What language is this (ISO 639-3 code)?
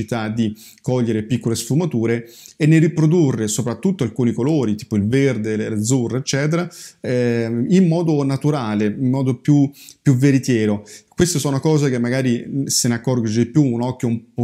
ita